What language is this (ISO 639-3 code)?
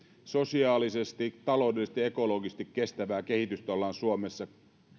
fin